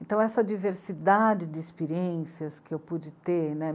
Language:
Portuguese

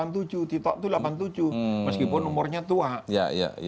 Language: Indonesian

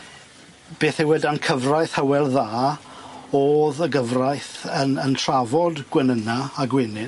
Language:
Welsh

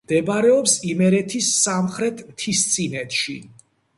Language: Georgian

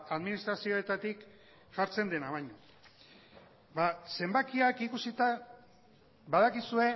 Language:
Basque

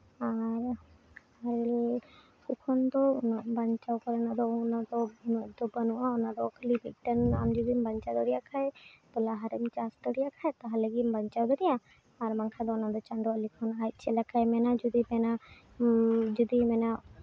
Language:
Santali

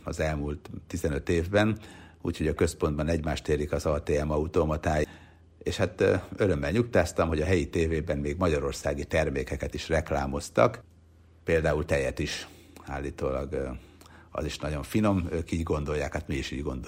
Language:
Hungarian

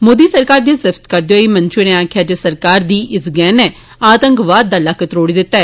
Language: Dogri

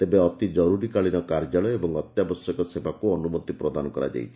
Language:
Odia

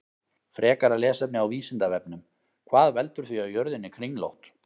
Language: Icelandic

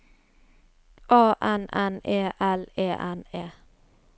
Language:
Norwegian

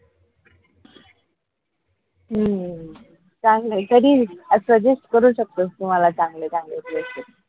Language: Marathi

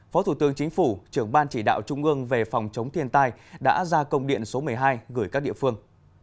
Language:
Vietnamese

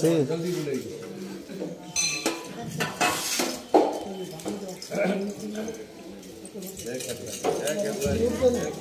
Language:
Arabic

